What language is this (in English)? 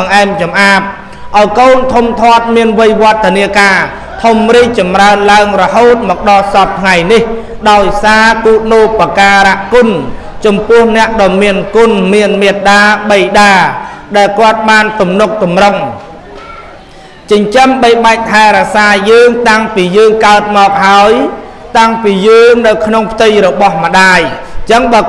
Thai